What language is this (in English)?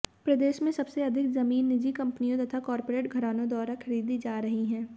Hindi